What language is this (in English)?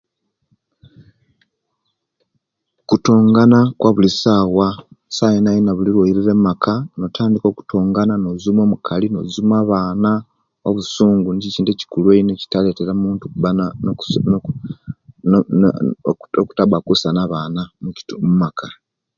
Kenyi